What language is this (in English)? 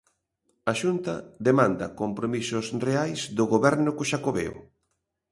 Galician